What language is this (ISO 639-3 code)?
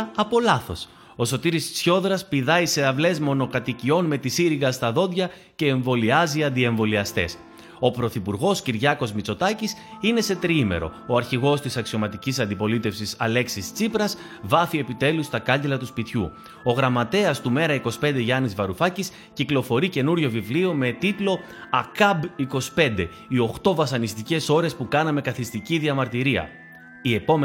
ell